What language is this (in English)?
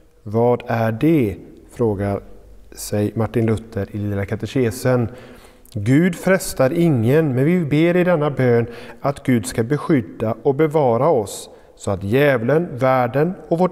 Swedish